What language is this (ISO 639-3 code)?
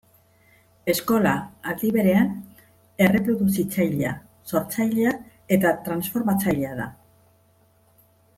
eus